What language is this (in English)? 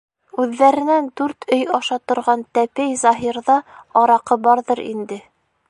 Bashkir